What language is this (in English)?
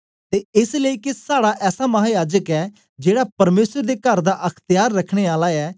Dogri